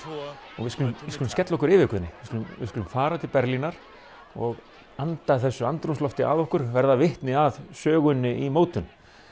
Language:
Icelandic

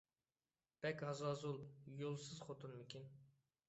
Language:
Uyghur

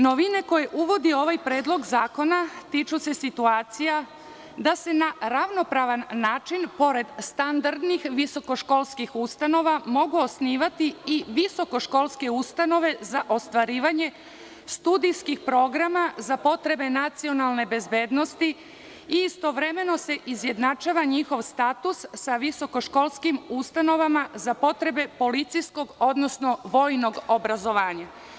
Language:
Serbian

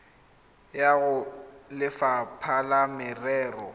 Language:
Tswana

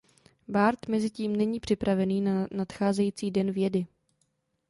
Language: Czech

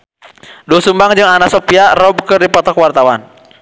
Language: Sundanese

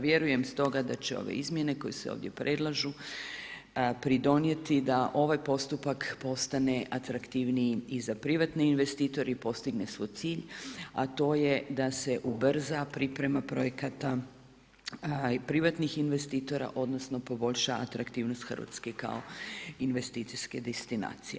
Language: Croatian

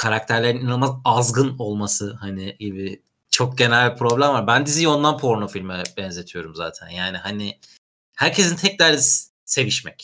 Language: Turkish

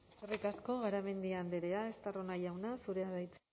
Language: Basque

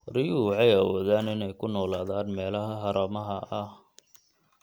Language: Somali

